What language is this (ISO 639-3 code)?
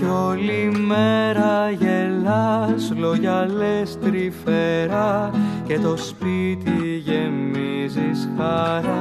ell